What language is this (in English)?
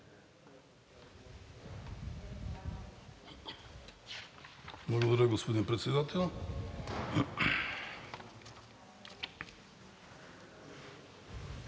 Bulgarian